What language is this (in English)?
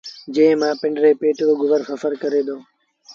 Sindhi Bhil